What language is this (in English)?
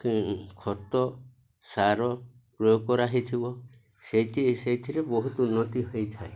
Odia